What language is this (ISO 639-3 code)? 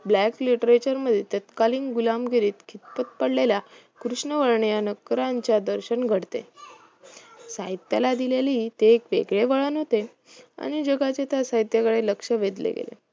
mar